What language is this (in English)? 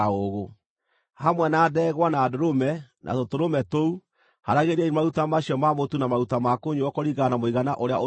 Kikuyu